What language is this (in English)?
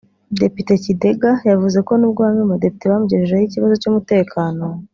Kinyarwanda